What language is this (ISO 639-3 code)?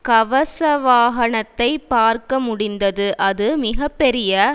tam